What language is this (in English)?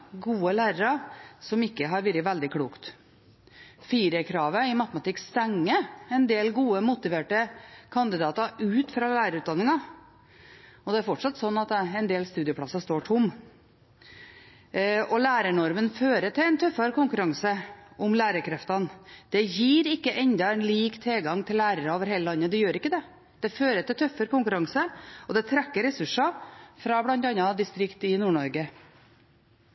Norwegian Bokmål